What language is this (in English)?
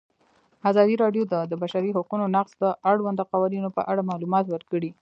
Pashto